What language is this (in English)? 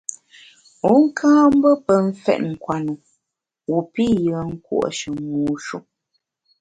Bamun